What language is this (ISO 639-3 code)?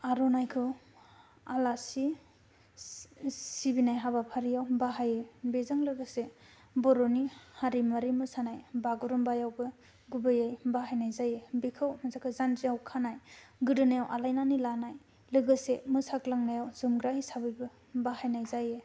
brx